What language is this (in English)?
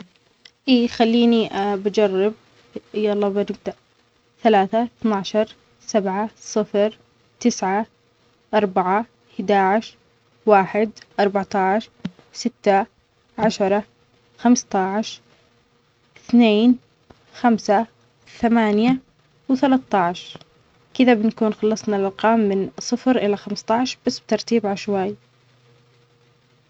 Omani Arabic